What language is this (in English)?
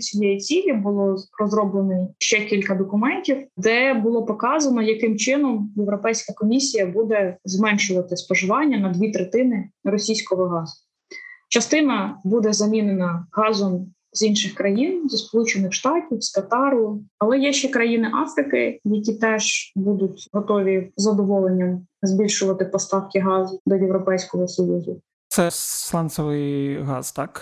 Ukrainian